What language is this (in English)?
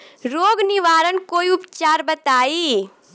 Bhojpuri